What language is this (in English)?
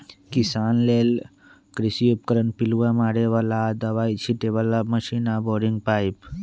Magahi